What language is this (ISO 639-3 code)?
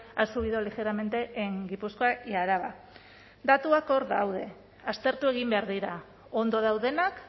eus